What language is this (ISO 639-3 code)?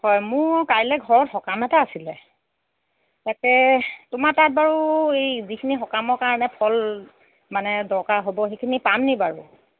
asm